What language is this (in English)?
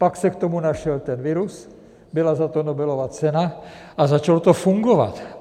Czech